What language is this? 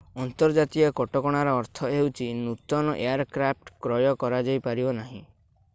Odia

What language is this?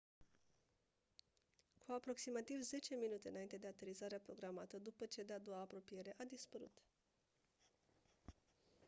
Romanian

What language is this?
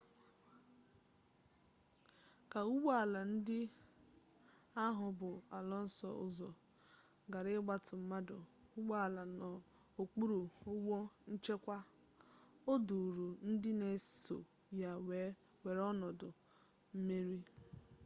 Igbo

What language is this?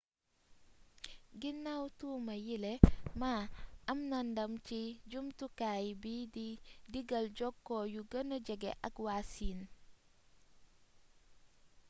Wolof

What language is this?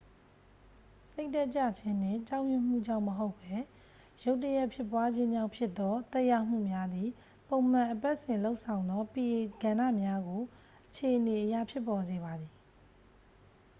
Burmese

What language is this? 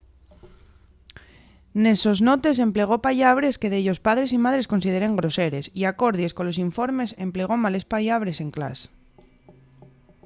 Asturian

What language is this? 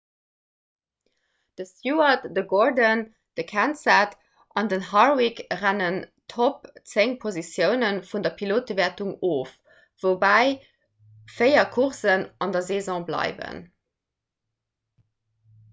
Luxembourgish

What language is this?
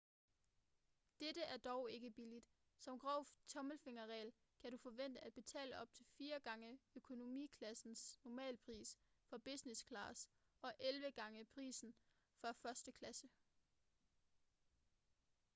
Danish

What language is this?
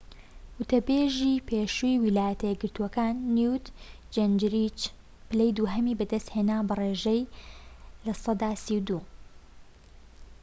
Central Kurdish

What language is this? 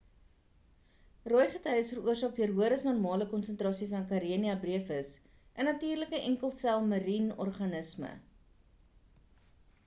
Afrikaans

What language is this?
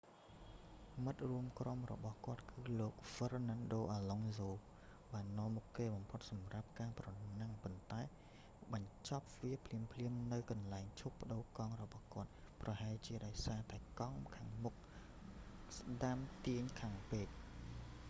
Khmer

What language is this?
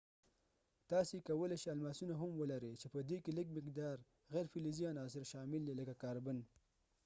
Pashto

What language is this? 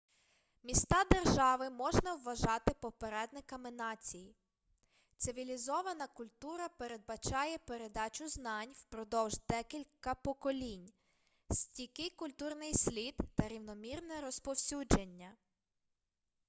Ukrainian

